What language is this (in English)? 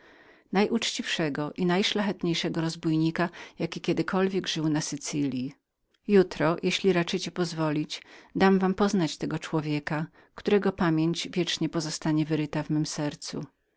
Polish